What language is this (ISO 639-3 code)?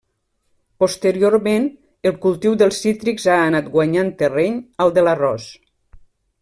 cat